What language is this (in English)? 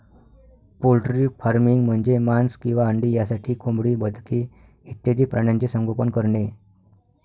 Marathi